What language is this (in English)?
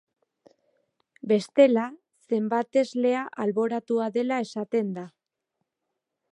Basque